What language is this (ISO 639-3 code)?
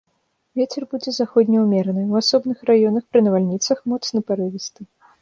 bel